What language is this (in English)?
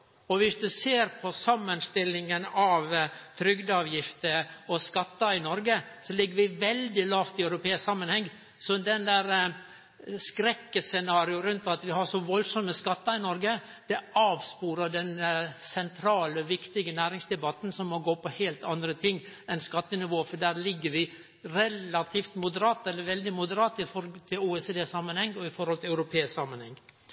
Norwegian Nynorsk